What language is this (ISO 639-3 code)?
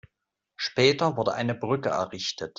deu